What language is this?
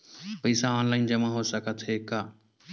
Chhattisgarhi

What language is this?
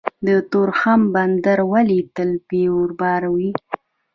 Pashto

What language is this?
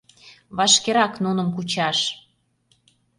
Mari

